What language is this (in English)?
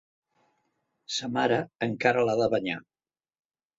Catalan